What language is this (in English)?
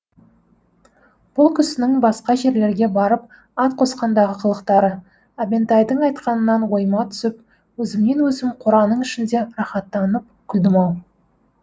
Kazakh